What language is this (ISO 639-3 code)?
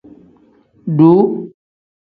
kdh